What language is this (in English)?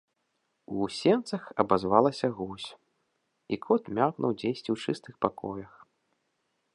Belarusian